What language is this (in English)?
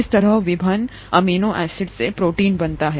Hindi